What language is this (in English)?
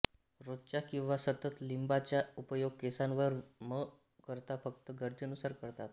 Marathi